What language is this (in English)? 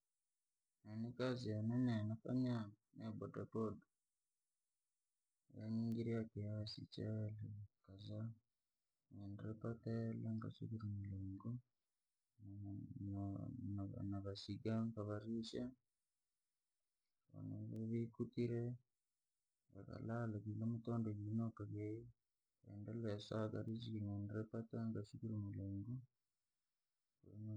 Langi